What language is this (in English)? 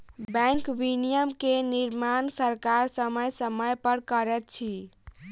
Maithili